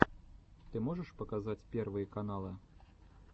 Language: Russian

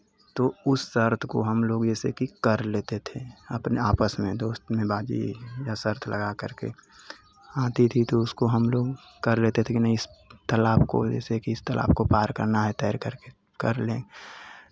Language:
Hindi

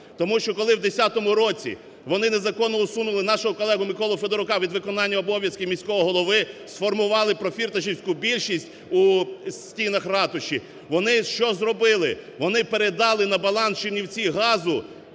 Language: Ukrainian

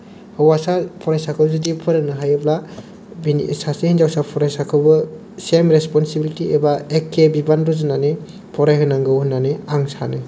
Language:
Bodo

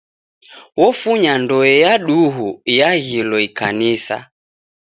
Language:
Taita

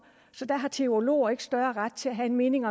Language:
Danish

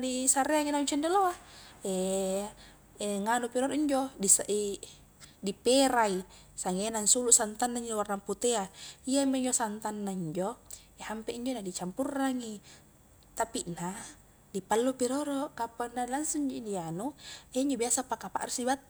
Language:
Highland Konjo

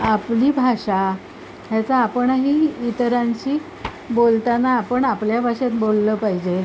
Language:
Marathi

